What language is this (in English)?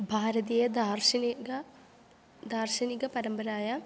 Sanskrit